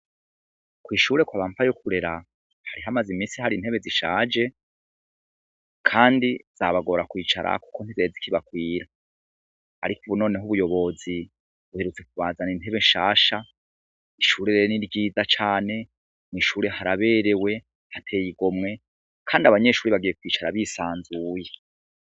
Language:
Rundi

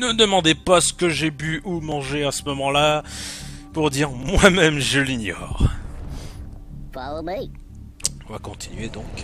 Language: French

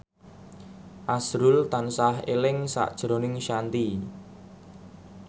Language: Javanese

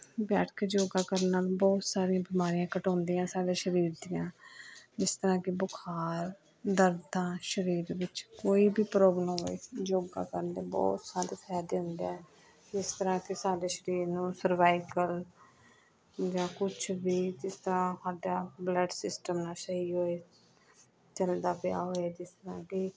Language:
Punjabi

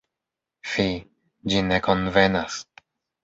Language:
Esperanto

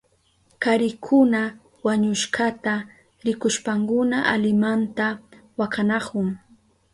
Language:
Southern Pastaza Quechua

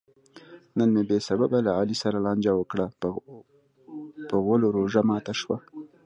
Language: Pashto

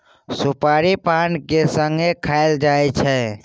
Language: Maithili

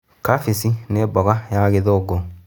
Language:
Kikuyu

